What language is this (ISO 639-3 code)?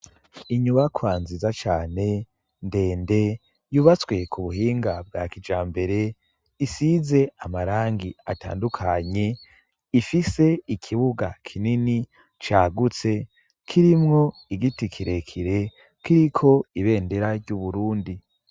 run